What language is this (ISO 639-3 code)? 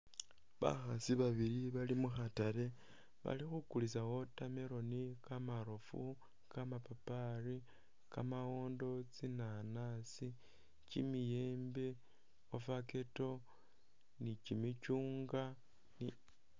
myx